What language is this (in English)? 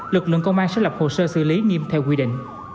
Vietnamese